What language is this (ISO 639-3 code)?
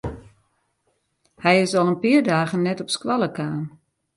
fry